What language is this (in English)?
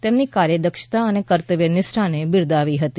Gujarati